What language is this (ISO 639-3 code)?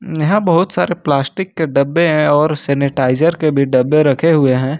hin